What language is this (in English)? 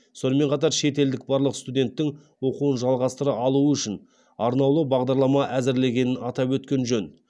Kazakh